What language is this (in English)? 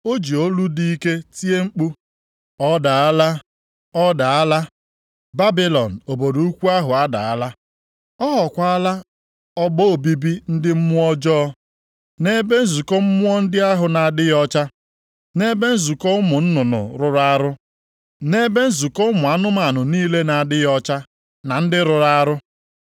Igbo